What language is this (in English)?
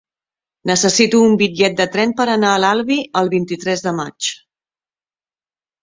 Catalan